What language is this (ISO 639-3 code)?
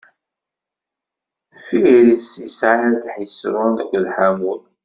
kab